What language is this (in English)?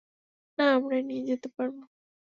Bangla